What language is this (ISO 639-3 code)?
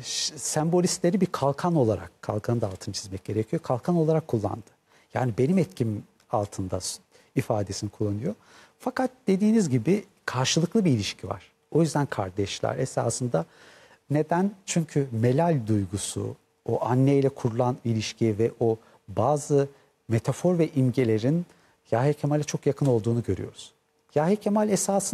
tur